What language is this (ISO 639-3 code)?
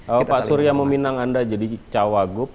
ind